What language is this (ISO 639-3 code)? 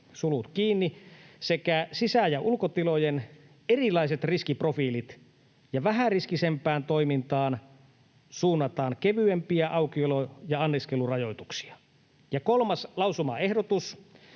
fin